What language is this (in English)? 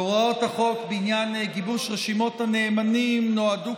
Hebrew